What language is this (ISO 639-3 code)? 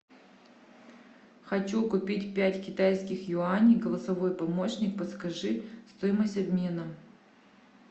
rus